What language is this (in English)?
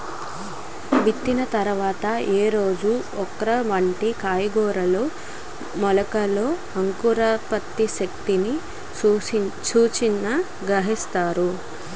Telugu